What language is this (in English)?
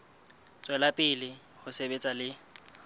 Southern Sotho